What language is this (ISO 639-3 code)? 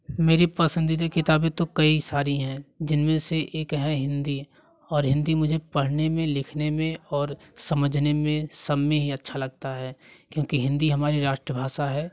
hin